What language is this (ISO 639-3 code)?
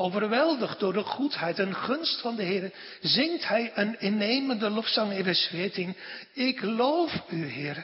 nld